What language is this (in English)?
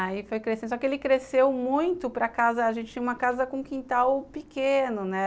Portuguese